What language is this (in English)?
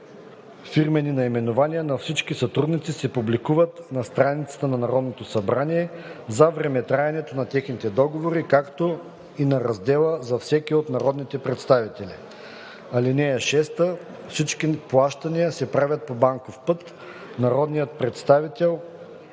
Bulgarian